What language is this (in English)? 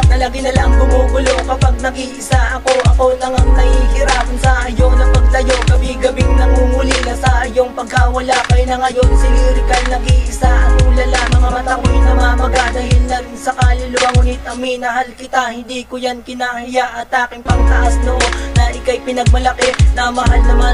Filipino